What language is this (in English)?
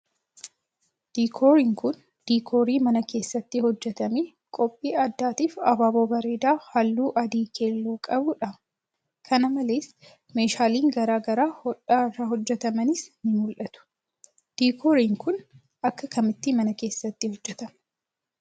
Oromo